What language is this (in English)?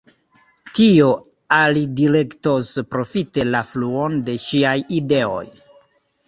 Esperanto